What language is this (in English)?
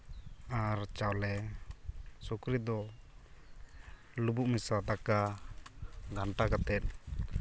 Santali